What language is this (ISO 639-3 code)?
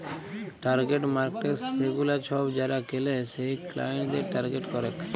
ben